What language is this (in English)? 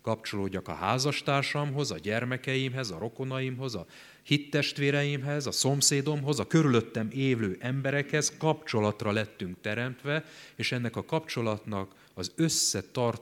Hungarian